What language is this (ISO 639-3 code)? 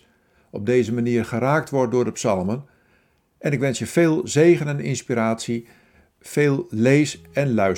nld